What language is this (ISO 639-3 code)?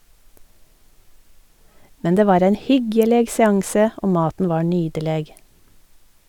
nor